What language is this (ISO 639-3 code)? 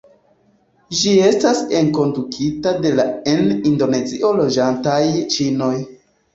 epo